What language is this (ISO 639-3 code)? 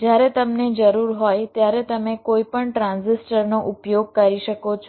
guj